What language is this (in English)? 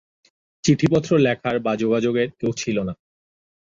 Bangla